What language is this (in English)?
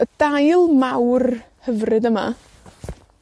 Welsh